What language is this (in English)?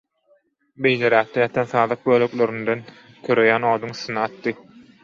Turkmen